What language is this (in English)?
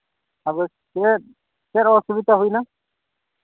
Santali